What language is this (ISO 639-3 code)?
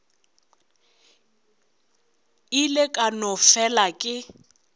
nso